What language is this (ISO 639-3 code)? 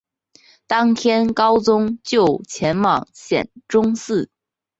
zho